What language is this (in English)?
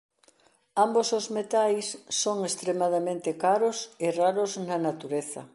Galician